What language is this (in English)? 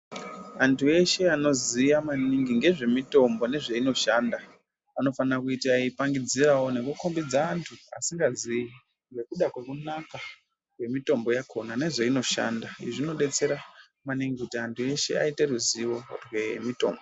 Ndau